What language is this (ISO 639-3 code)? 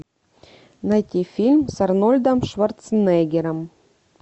rus